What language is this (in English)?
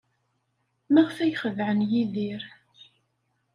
Kabyle